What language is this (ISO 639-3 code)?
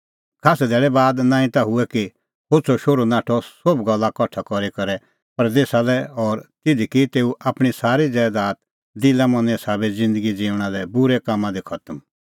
kfx